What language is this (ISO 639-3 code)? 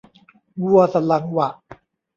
tha